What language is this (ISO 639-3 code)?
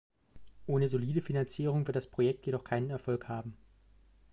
deu